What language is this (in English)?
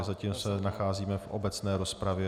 Czech